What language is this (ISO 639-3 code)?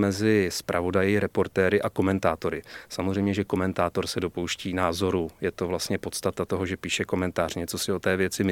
ces